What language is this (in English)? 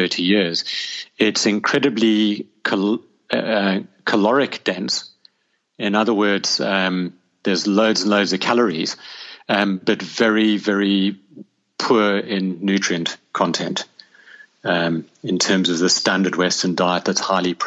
English